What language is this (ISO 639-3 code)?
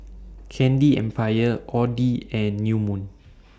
eng